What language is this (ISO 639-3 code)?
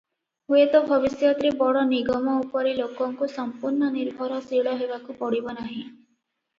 ori